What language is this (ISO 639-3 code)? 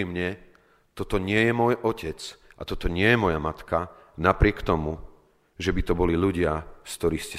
slk